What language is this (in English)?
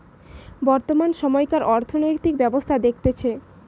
Bangla